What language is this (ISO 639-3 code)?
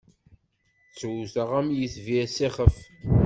kab